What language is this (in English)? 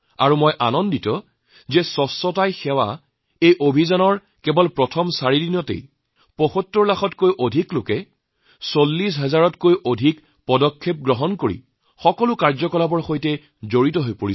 Assamese